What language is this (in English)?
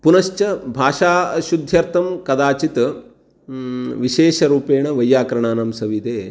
Sanskrit